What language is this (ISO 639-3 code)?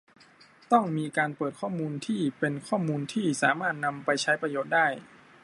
tha